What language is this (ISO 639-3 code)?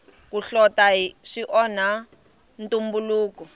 tso